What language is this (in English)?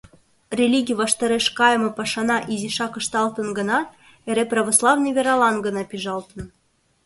Mari